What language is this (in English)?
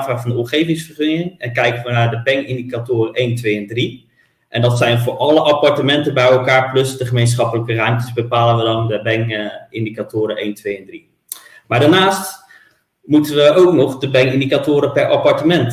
Dutch